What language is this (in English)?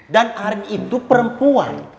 Indonesian